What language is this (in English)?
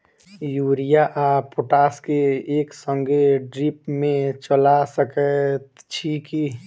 Maithili